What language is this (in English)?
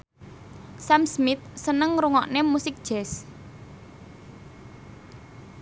Javanese